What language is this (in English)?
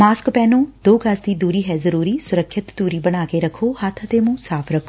Punjabi